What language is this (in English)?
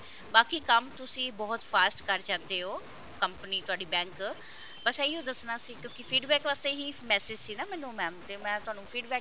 Punjabi